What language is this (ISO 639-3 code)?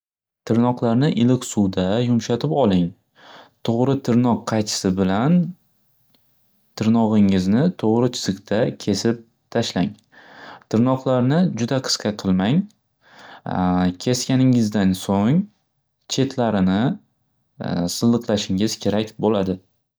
uzb